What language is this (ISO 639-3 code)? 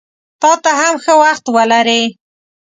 pus